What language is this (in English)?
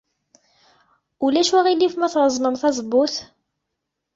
Kabyle